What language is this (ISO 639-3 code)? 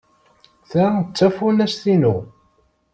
kab